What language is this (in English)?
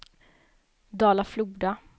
Swedish